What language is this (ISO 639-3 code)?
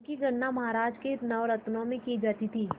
hin